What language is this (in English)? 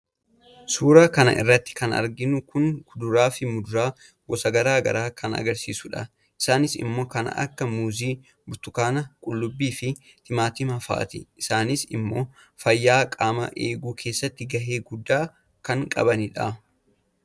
Oromo